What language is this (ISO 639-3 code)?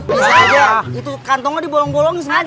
ind